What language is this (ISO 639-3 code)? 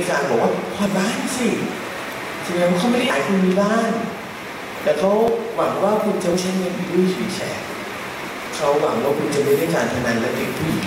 tha